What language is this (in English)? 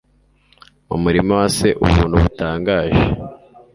Kinyarwanda